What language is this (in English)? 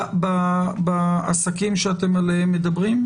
Hebrew